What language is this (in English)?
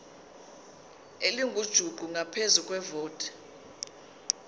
Zulu